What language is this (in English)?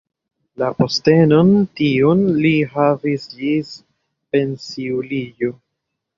Esperanto